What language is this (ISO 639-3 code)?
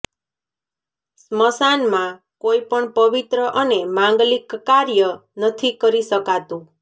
guj